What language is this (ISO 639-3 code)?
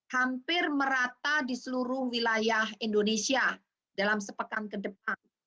ind